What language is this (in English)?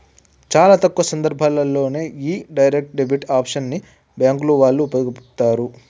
Telugu